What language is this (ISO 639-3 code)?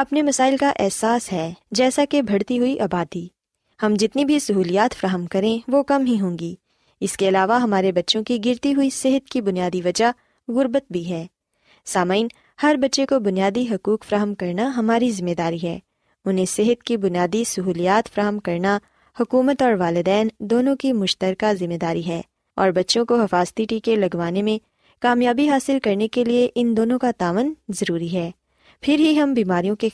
urd